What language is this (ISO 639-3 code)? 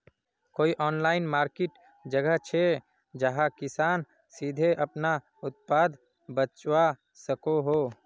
mag